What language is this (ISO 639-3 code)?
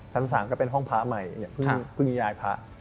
tha